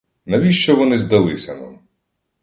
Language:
Ukrainian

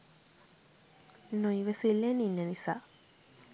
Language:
Sinhala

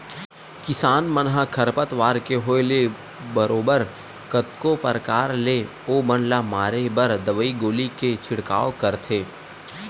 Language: Chhattisgarhi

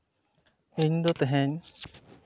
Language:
Santali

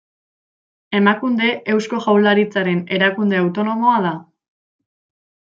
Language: Basque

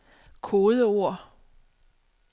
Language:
Danish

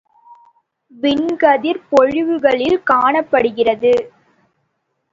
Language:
Tamil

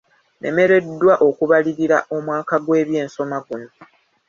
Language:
Ganda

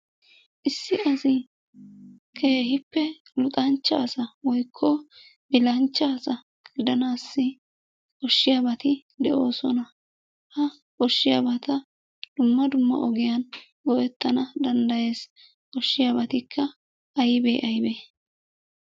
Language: Wolaytta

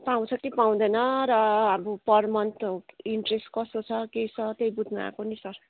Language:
Nepali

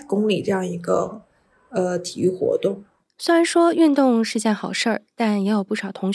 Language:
Chinese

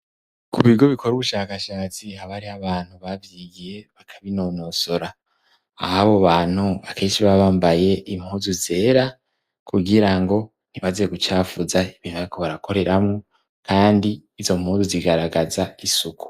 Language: Rundi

